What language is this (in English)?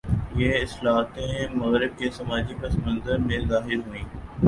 Urdu